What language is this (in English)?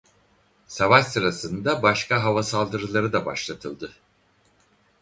Turkish